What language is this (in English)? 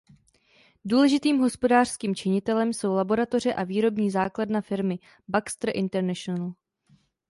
Czech